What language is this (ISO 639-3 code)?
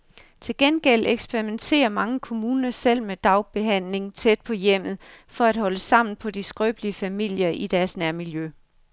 dan